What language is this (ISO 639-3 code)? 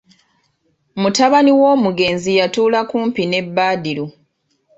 lug